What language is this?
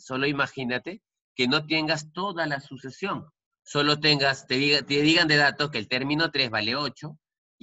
Spanish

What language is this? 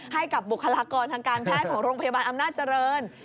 Thai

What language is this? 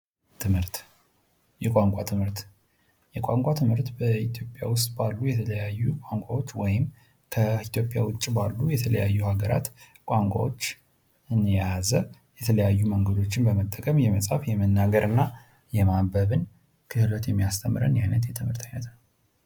Amharic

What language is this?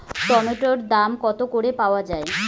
Bangla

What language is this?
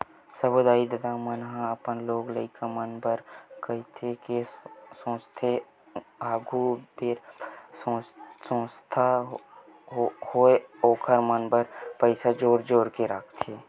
Chhattisgarhi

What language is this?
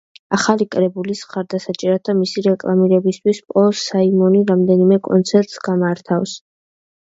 Georgian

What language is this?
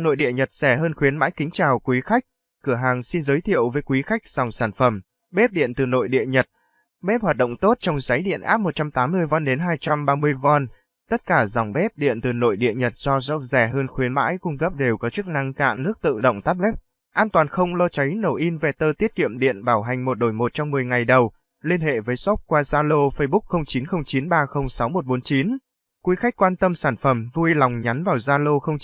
Vietnamese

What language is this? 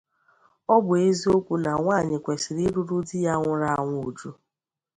Igbo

